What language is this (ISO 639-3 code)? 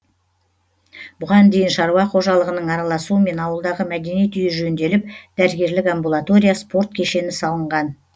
kaz